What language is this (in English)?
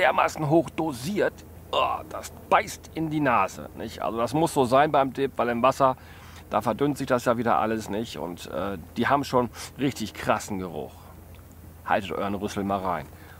German